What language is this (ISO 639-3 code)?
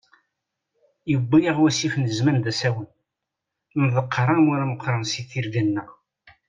kab